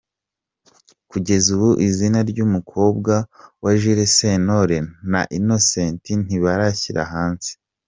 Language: Kinyarwanda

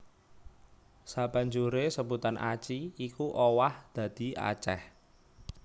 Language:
Javanese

